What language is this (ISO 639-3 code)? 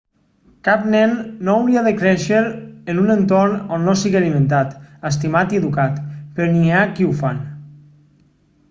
cat